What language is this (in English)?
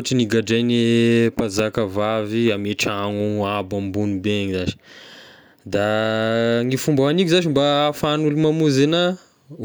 Tesaka Malagasy